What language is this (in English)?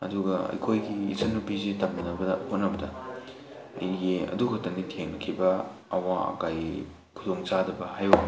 Manipuri